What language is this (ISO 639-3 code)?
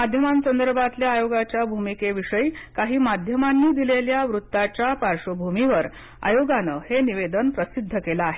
mar